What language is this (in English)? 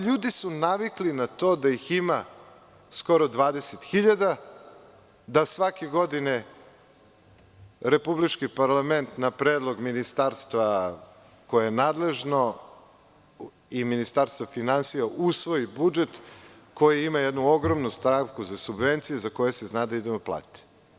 Serbian